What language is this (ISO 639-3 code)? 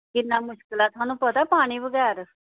doi